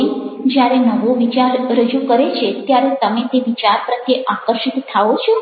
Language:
Gujarati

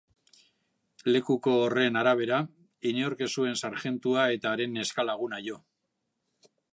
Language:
Basque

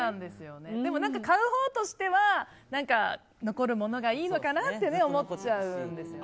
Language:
Japanese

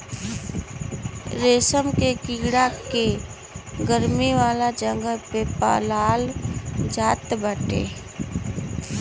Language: Bhojpuri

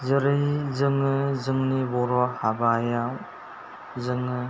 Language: Bodo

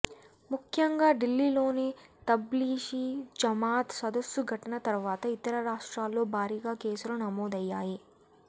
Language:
Telugu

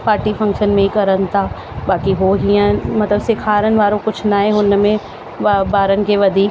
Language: Sindhi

